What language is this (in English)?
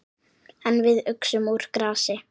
Icelandic